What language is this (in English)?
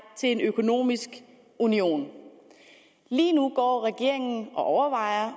Danish